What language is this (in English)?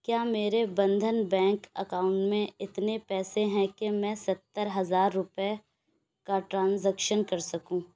Urdu